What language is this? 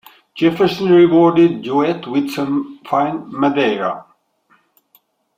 English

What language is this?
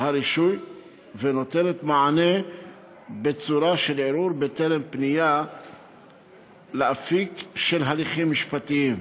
Hebrew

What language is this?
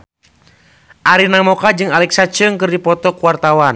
Sundanese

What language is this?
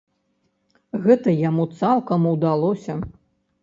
Belarusian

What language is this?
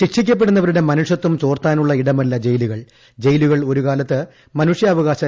Malayalam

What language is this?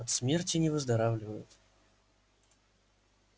Russian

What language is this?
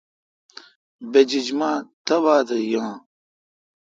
Kalkoti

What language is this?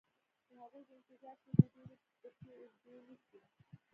Pashto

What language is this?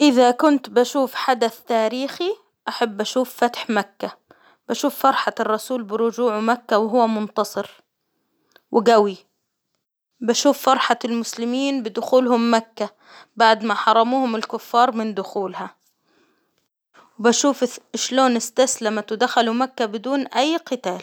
Hijazi Arabic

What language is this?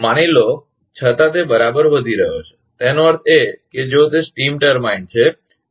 Gujarati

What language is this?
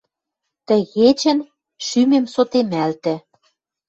Western Mari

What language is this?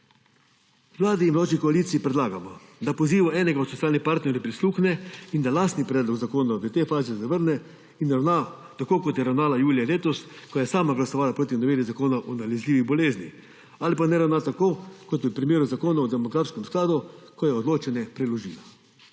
Slovenian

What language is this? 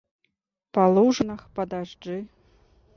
Belarusian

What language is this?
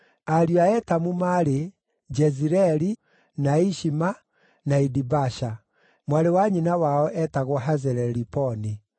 Kikuyu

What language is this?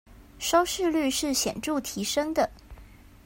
Chinese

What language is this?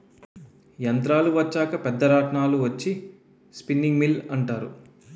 Telugu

